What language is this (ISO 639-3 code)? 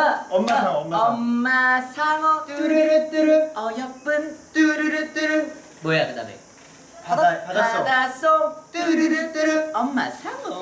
kor